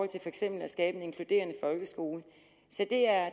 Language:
Danish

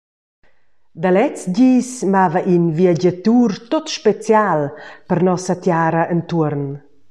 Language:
Romansh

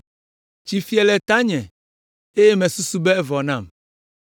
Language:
Ewe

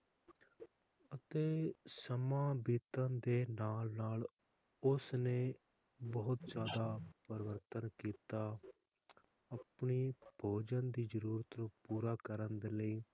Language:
Punjabi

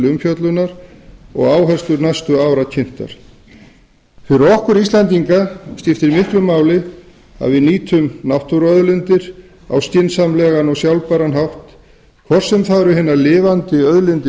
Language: Icelandic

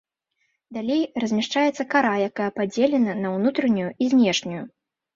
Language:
Belarusian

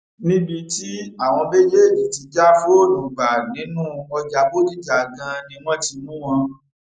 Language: Yoruba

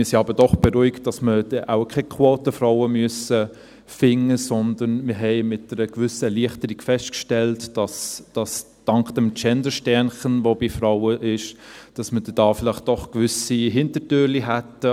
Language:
Swiss German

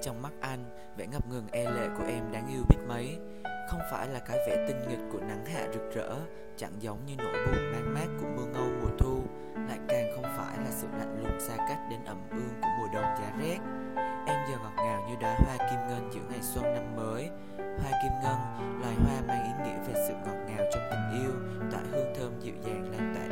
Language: Vietnamese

